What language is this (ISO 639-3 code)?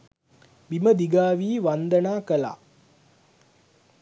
sin